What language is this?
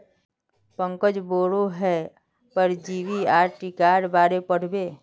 Magahi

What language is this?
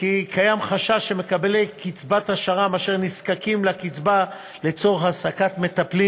Hebrew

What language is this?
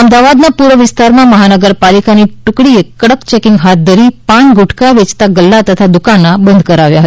Gujarati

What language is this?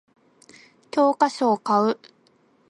Japanese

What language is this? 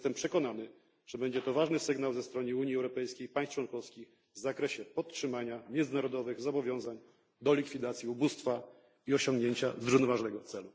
Polish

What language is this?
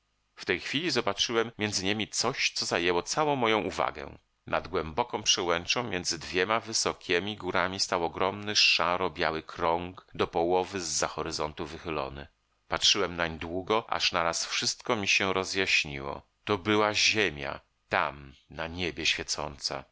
Polish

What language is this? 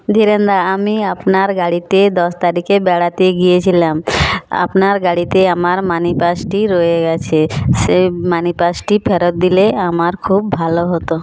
Bangla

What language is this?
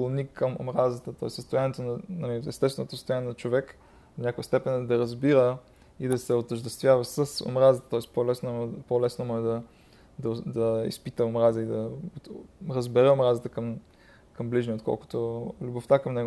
Bulgarian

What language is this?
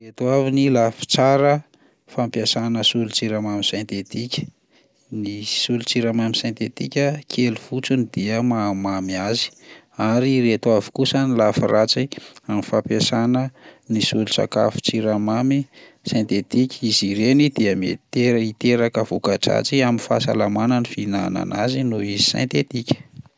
Malagasy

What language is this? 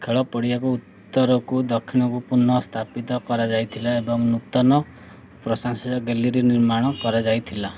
Odia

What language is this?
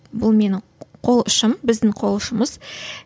Kazakh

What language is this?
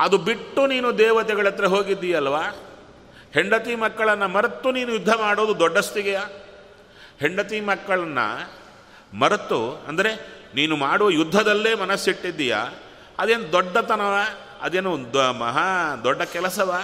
Kannada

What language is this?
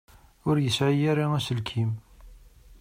Kabyle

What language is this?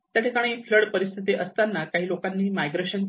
Marathi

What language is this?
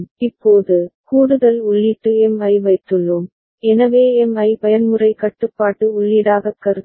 Tamil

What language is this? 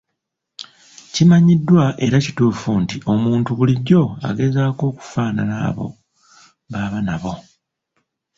Ganda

